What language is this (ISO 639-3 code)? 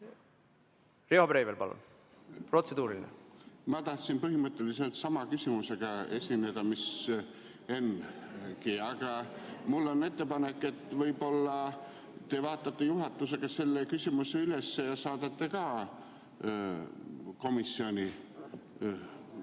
est